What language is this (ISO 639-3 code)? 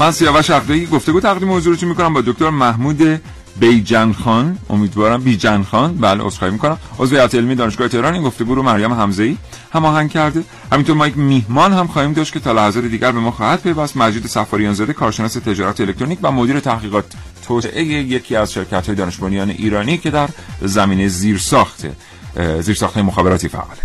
fas